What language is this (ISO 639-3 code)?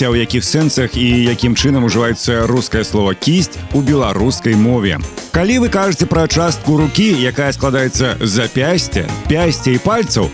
rus